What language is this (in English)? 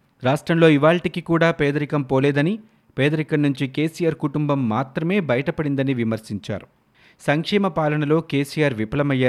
Telugu